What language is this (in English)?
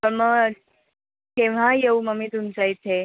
Marathi